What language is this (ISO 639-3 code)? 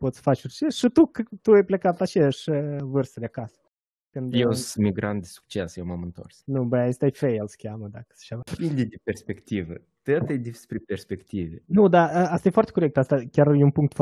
ron